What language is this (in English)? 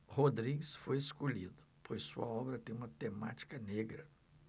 Portuguese